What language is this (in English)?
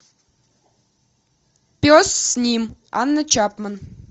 Russian